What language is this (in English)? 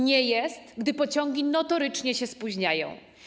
Polish